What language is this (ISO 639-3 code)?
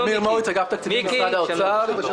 heb